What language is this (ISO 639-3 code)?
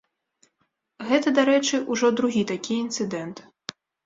bel